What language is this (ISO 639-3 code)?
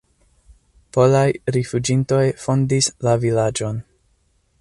epo